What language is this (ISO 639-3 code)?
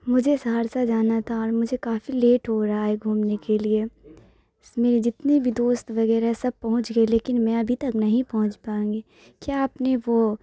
urd